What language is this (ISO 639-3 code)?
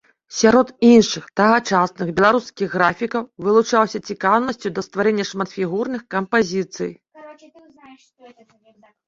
bel